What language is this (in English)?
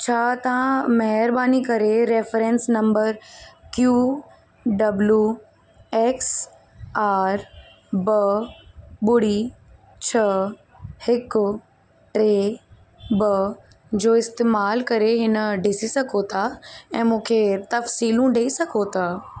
Sindhi